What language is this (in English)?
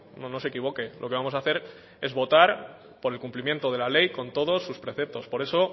Spanish